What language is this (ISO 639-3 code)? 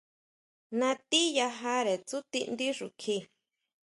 mau